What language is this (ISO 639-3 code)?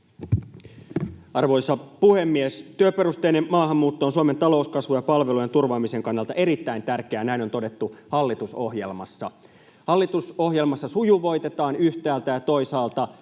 fin